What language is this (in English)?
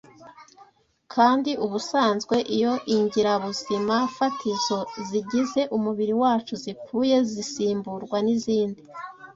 Kinyarwanda